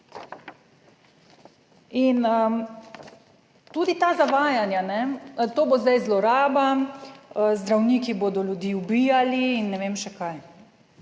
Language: Slovenian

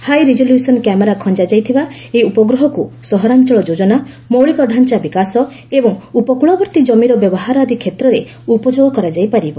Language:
Odia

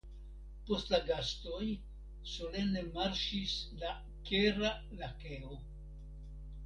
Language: Esperanto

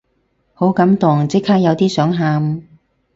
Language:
Cantonese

